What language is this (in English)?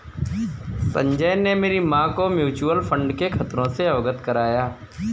Hindi